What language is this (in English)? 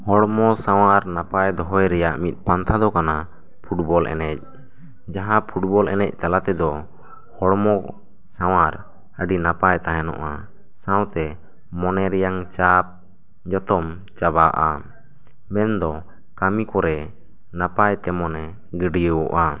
Santali